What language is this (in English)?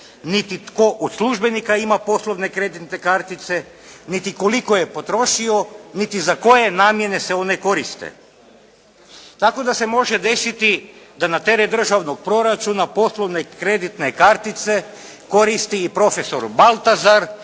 Croatian